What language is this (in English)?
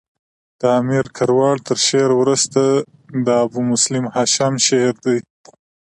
Pashto